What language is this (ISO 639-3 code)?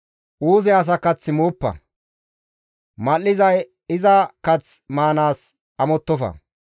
gmv